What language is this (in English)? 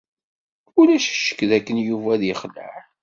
Kabyle